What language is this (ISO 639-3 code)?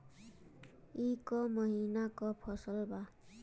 bho